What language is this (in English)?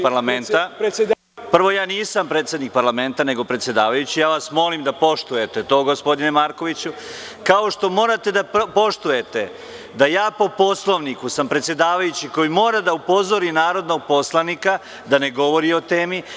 Serbian